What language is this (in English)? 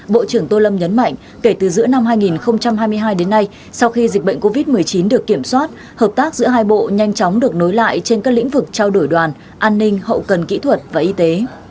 Vietnamese